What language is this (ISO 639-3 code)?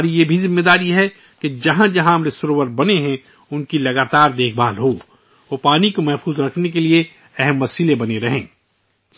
urd